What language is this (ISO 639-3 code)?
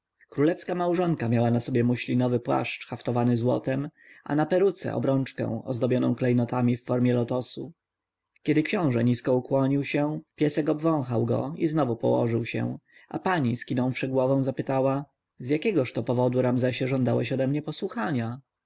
pol